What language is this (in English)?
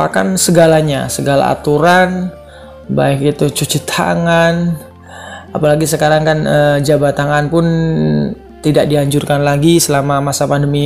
Indonesian